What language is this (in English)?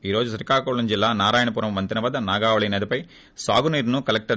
Telugu